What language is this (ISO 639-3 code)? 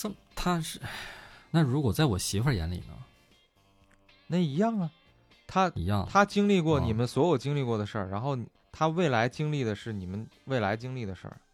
zho